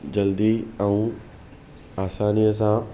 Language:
Sindhi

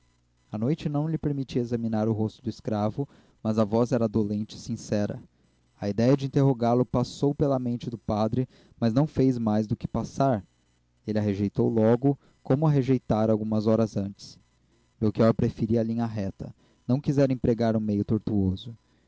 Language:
Portuguese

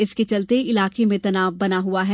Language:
Hindi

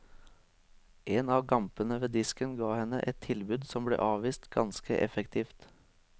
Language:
Norwegian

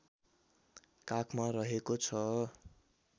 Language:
Nepali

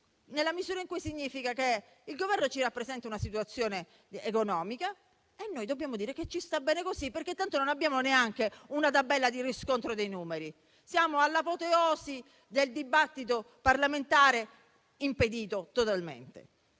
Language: Italian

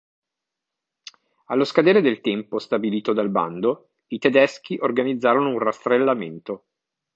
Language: Italian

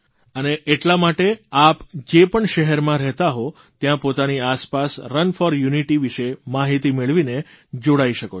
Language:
Gujarati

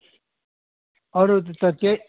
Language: Nepali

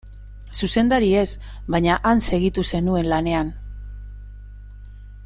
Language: Basque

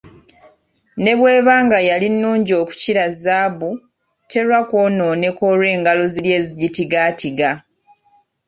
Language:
Ganda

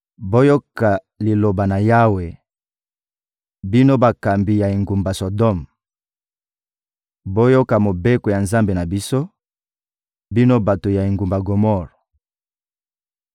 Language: Lingala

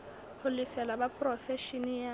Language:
Southern Sotho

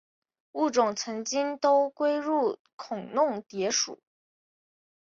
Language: Chinese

